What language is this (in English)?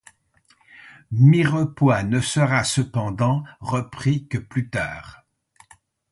French